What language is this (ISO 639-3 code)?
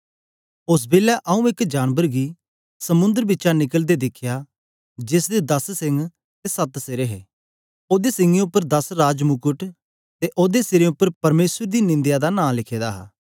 doi